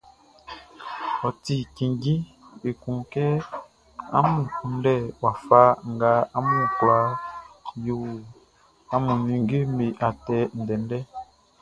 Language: Baoulé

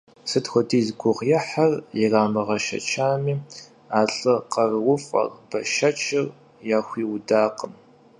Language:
Kabardian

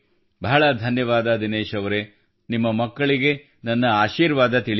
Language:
Kannada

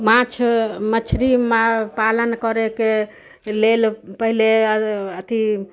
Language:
Maithili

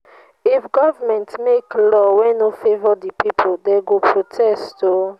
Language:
Nigerian Pidgin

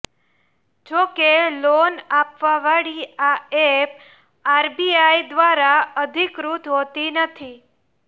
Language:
Gujarati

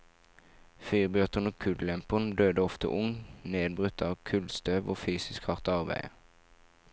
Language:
Norwegian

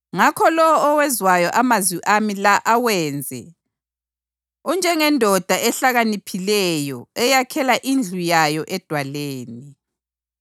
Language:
North Ndebele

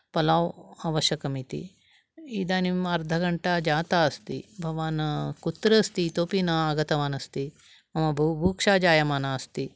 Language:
Sanskrit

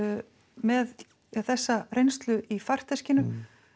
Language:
Icelandic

